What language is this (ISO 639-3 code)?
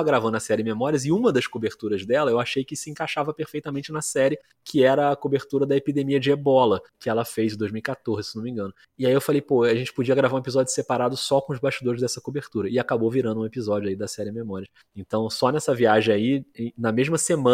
por